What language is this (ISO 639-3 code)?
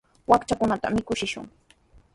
qws